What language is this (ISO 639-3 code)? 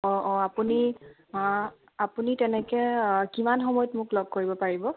asm